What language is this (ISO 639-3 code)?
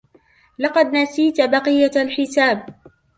ara